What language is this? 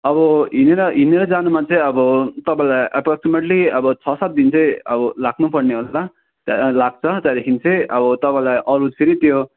Nepali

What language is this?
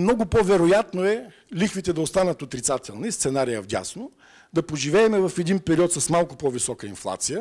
Bulgarian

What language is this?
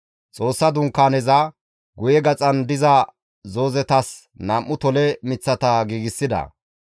Gamo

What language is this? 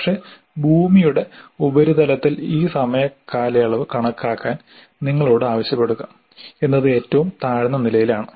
Malayalam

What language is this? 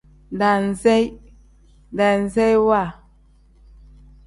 Tem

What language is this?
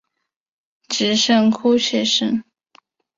Chinese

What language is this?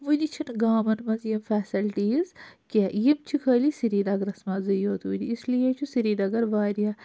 Kashmiri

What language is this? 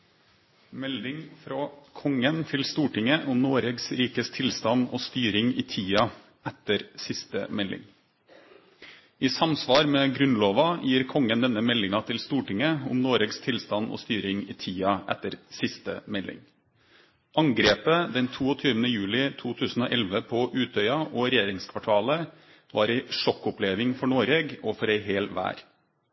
Norwegian Nynorsk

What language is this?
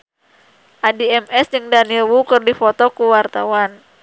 Sundanese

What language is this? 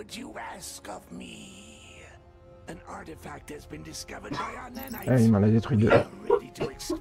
French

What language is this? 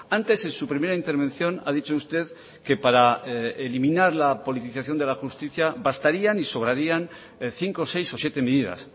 Spanish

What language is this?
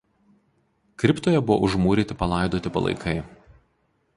Lithuanian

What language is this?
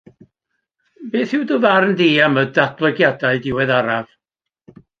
Welsh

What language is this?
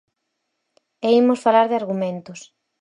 Galician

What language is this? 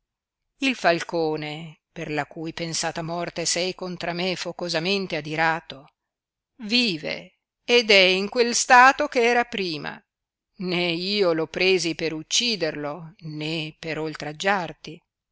Italian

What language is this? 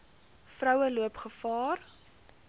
Afrikaans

